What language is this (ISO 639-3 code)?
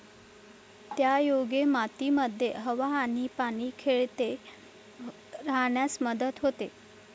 mar